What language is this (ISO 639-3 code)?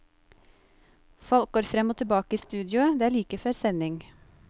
nor